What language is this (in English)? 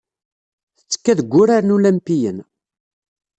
Kabyle